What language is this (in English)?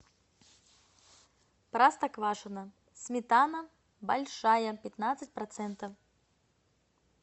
Russian